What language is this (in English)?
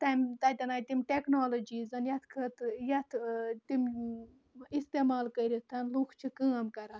Kashmiri